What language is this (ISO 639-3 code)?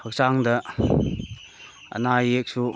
mni